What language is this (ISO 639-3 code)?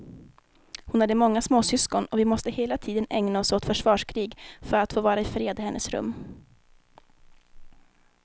swe